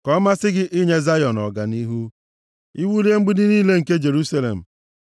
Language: Igbo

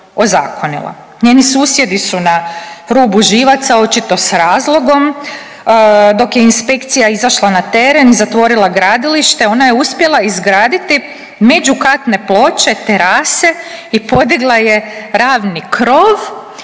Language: Croatian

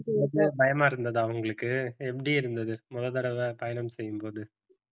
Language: Tamil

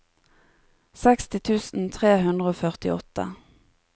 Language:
Norwegian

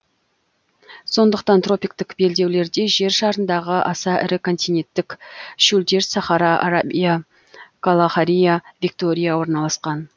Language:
Kazakh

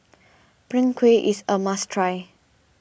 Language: English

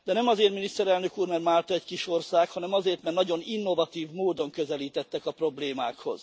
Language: Hungarian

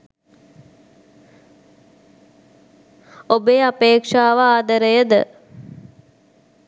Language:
Sinhala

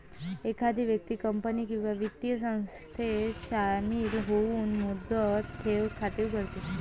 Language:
Marathi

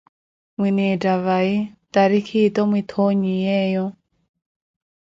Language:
Koti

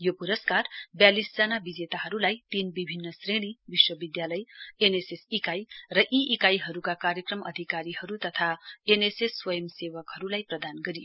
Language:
Nepali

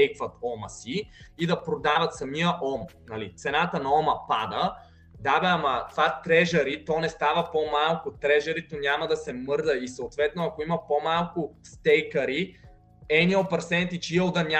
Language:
Bulgarian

